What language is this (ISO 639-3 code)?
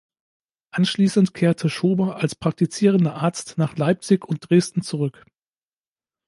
deu